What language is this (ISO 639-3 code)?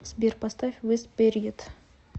rus